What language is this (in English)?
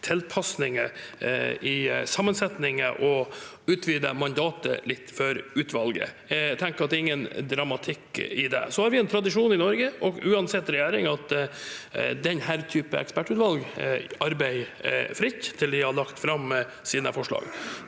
Norwegian